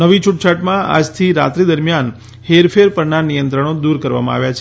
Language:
Gujarati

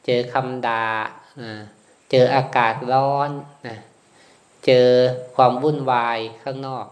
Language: Thai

